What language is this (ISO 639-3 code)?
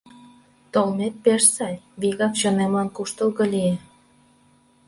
chm